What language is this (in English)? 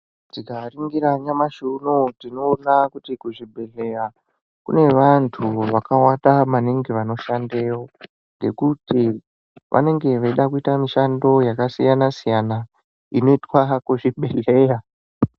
Ndau